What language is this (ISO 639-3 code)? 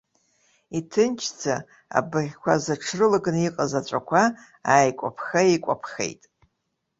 abk